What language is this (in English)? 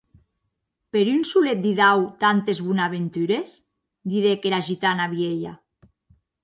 Occitan